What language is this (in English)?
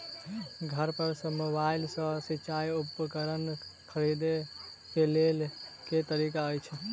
Maithili